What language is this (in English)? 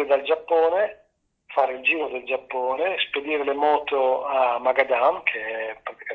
Italian